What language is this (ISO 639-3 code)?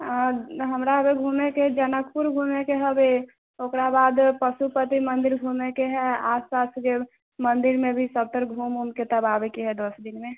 mai